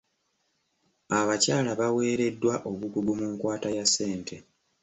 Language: Ganda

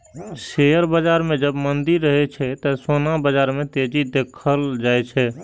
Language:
Maithili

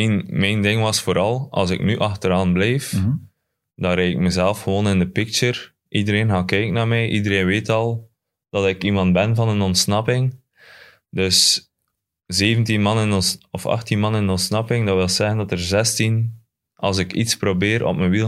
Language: Dutch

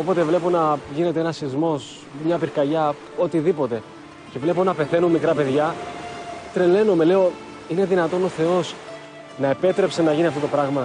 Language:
Greek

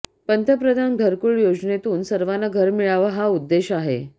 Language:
Marathi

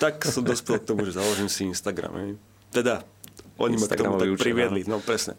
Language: Slovak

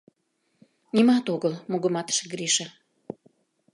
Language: Mari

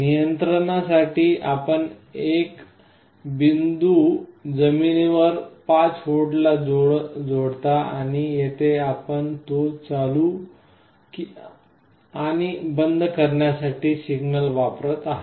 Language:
Marathi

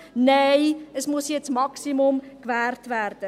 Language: Swiss German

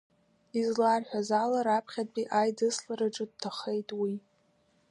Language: Abkhazian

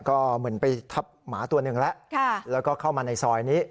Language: Thai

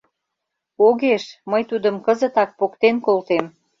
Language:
Mari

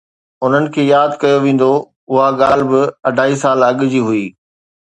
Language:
Sindhi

